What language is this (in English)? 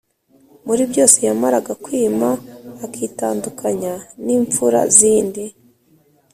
Kinyarwanda